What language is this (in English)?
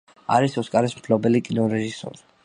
Georgian